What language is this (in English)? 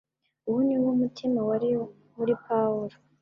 Kinyarwanda